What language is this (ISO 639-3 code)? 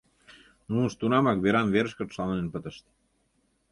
chm